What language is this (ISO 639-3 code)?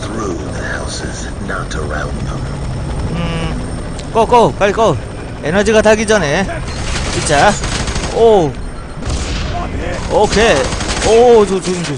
kor